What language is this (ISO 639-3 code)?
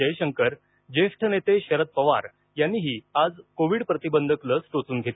mar